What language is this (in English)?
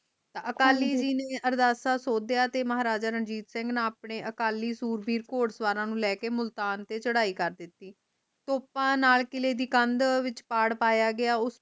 Punjabi